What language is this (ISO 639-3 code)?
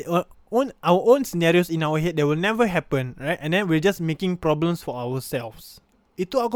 msa